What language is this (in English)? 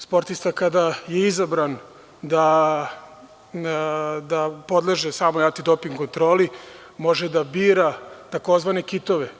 Serbian